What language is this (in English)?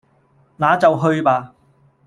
Cantonese